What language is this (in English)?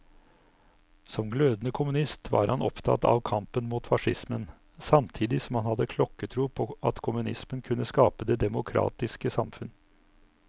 Norwegian